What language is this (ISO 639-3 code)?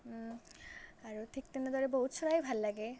asm